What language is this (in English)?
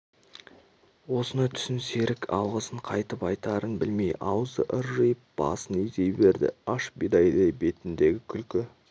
Kazakh